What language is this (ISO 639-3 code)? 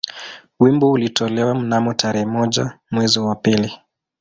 swa